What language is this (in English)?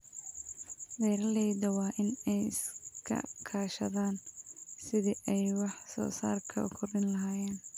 Somali